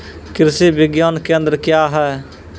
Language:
Maithili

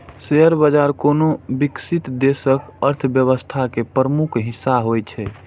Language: Maithili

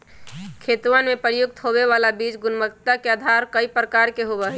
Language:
Magahi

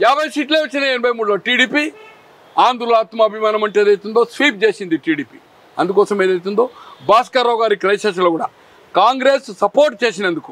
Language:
Telugu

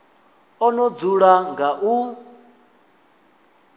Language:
Venda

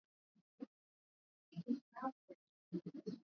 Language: Swahili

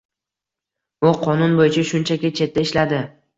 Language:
Uzbek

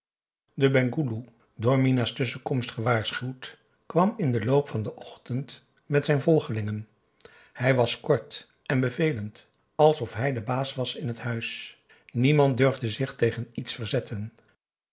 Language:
Dutch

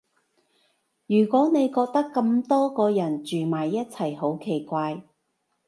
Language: Cantonese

